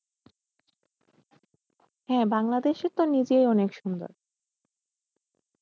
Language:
Bangla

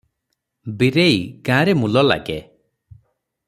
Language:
Odia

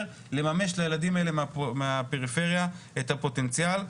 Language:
Hebrew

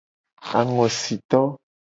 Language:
Gen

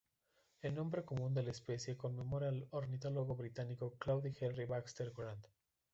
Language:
Spanish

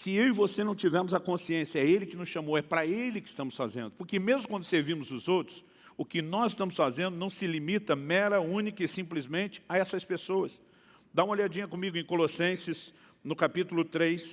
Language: Portuguese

